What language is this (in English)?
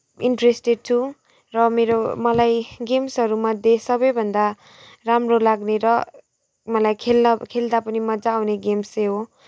Nepali